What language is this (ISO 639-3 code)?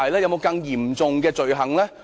yue